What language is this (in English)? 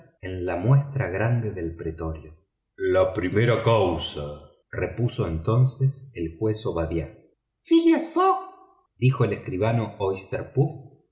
Spanish